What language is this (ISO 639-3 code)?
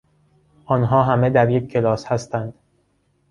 fas